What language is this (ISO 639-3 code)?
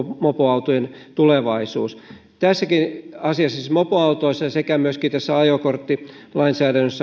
fin